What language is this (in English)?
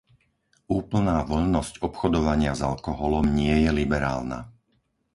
Slovak